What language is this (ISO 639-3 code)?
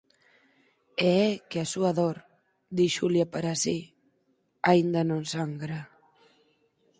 glg